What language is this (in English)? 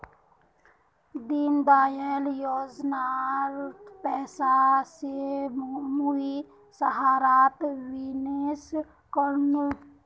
Magahi